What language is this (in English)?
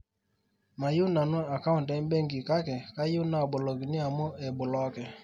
Masai